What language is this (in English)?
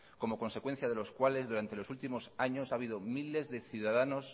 Spanish